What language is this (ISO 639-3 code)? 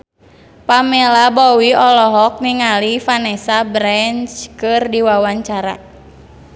sun